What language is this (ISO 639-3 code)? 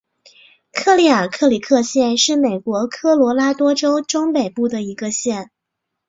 zho